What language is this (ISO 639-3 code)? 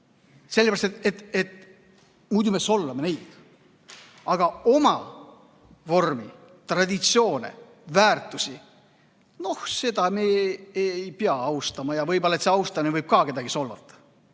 est